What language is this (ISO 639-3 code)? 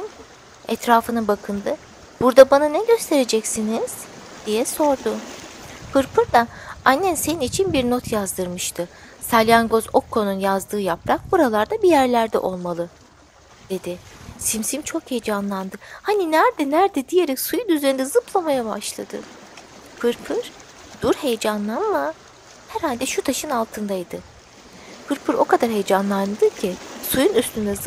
tur